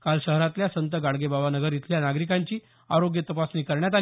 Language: Marathi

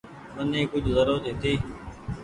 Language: Goaria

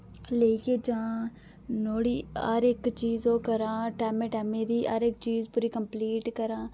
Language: Dogri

